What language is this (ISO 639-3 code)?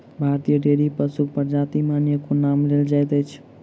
mai